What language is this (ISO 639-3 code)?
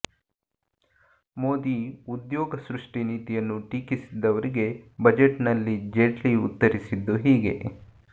kan